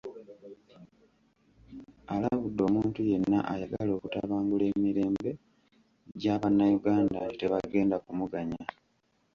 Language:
Ganda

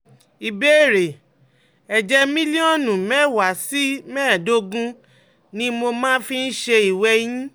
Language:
Yoruba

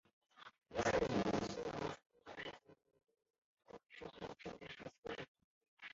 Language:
Chinese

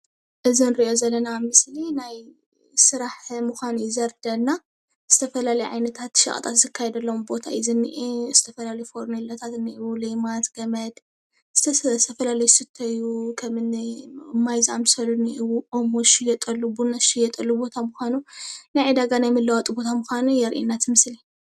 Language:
Tigrinya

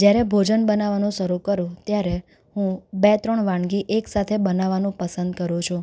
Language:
Gujarati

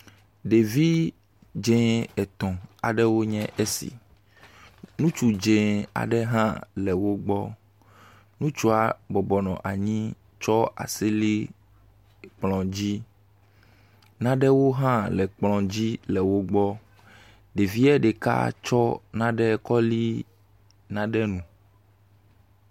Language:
Ewe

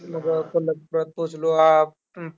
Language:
Marathi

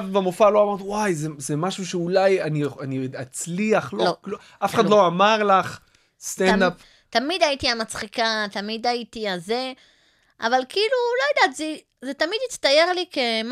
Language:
Hebrew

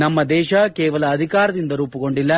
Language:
Kannada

